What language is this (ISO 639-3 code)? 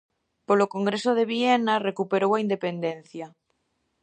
glg